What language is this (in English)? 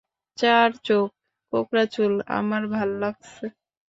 Bangla